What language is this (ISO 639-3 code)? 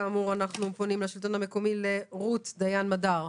heb